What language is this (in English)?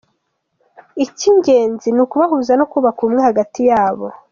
Kinyarwanda